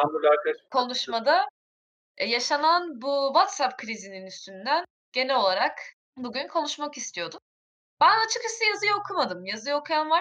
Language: Turkish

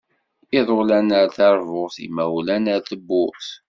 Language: Kabyle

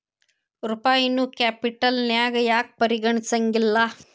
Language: Kannada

